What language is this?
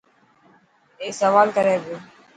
Dhatki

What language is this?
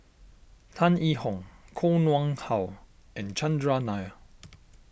English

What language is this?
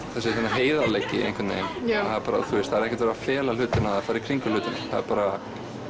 Icelandic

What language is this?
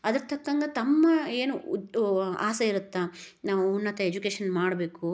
Kannada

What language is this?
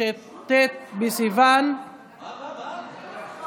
Hebrew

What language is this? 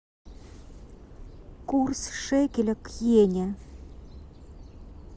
Russian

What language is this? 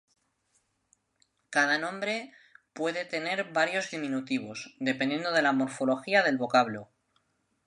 Spanish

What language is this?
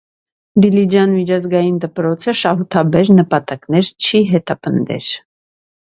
Armenian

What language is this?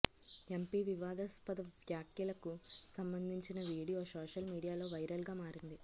Telugu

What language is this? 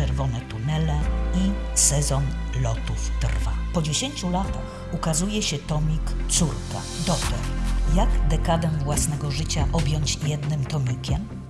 Polish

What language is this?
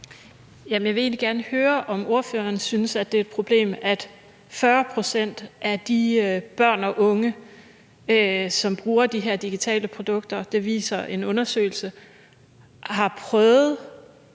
Danish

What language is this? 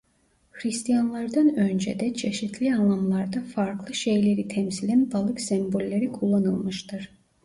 Turkish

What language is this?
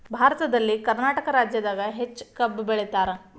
Kannada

